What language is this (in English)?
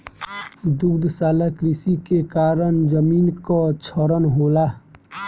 Bhojpuri